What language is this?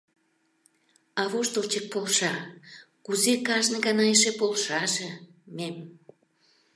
Mari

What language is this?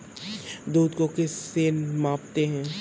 Hindi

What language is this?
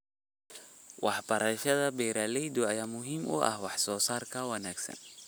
Somali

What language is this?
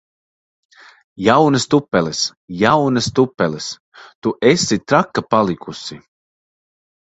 Latvian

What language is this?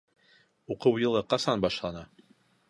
Bashkir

